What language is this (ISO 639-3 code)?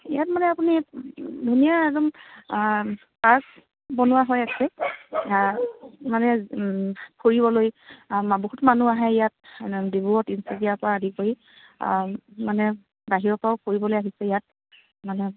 asm